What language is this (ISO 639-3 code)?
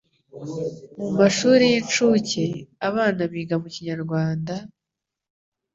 kin